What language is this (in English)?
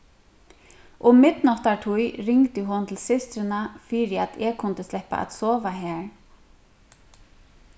Faroese